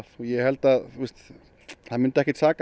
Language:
Icelandic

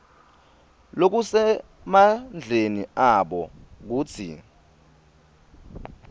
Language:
Swati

